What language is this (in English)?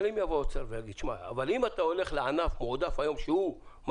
Hebrew